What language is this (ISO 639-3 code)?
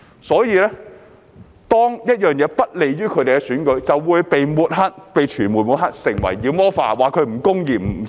yue